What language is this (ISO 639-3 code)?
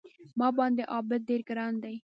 pus